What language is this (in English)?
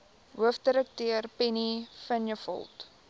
Afrikaans